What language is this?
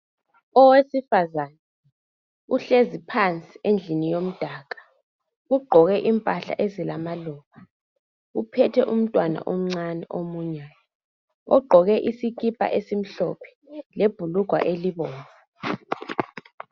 North Ndebele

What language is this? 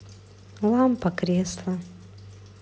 Russian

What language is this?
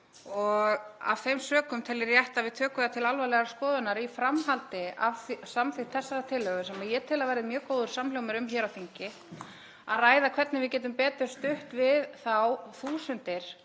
Icelandic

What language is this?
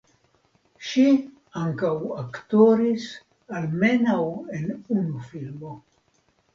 Esperanto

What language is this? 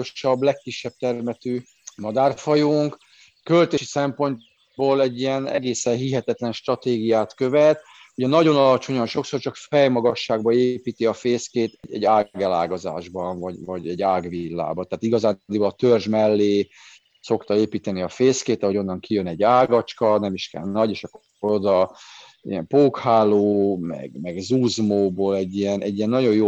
Hungarian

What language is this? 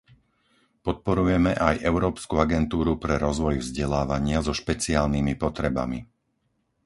Slovak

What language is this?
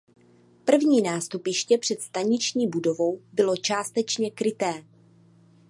Czech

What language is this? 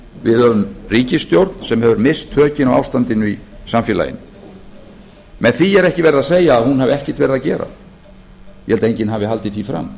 Icelandic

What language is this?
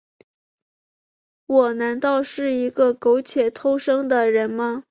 Chinese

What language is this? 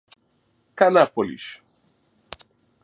Portuguese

